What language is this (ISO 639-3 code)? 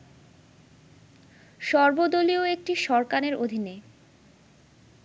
ben